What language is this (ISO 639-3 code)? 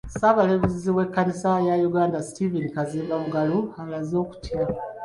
lug